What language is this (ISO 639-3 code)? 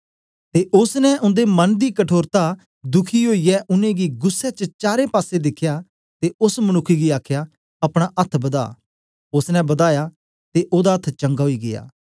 doi